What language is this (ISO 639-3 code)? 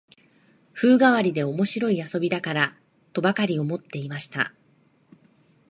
jpn